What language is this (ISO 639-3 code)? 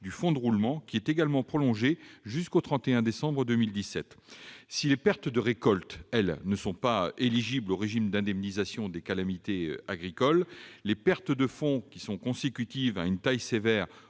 fra